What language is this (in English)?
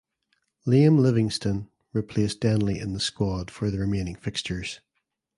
English